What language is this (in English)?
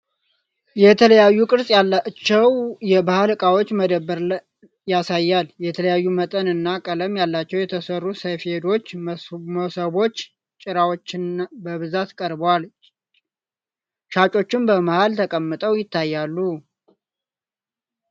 Amharic